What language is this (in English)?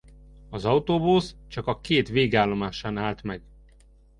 Hungarian